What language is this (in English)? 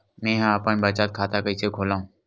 Chhattisgarhi